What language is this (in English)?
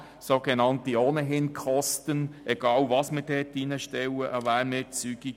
Swiss German